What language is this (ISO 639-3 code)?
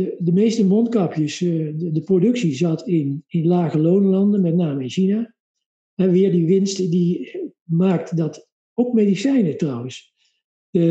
nld